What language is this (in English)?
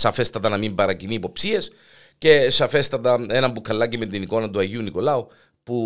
Greek